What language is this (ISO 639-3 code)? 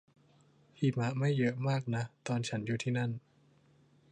tha